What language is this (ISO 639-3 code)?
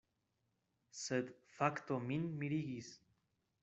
epo